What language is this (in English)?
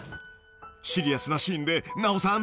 Japanese